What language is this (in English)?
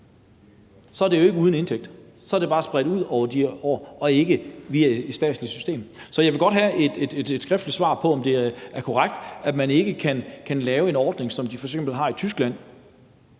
Danish